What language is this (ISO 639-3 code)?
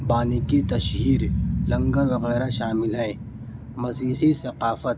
urd